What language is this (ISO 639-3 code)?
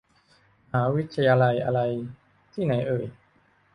tha